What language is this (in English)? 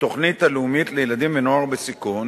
Hebrew